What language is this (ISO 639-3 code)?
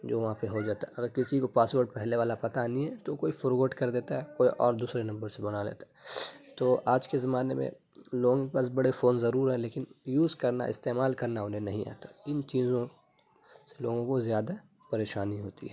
urd